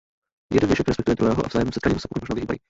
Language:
Czech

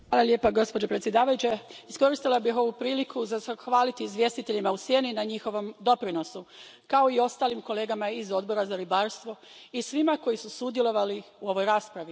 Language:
Croatian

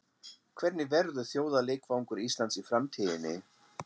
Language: Icelandic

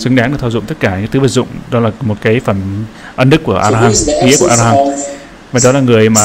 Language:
Vietnamese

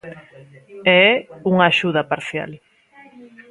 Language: Galician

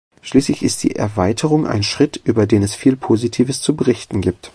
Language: German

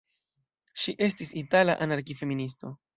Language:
Esperanto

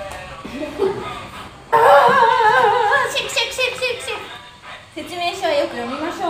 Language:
Japanese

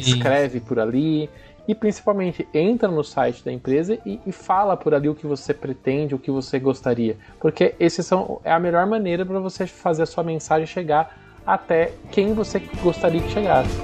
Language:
Portuguese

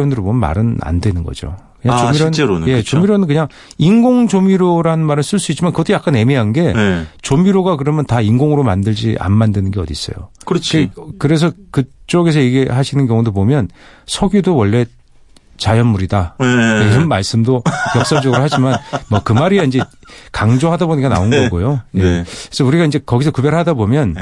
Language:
Korean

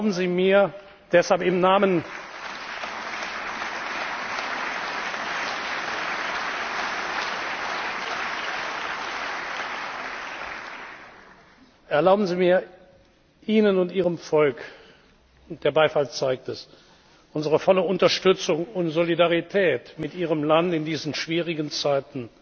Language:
German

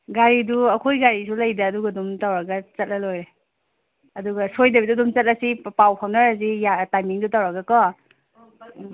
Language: Manipuri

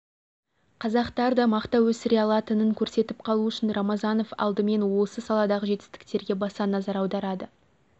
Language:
Kazakh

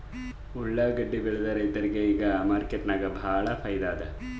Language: Kannada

